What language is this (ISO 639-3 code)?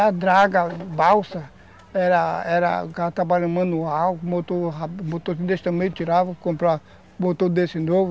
por